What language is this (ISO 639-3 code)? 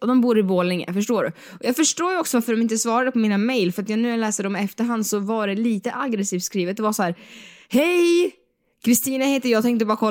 swe